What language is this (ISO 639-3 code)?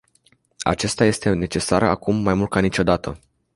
ron